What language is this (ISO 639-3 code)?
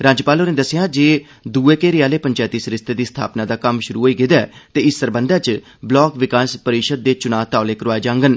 doi